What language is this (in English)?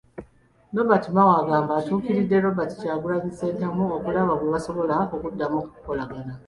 Ganda